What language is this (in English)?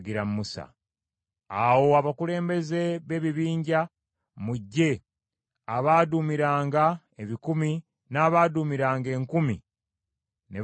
Ganda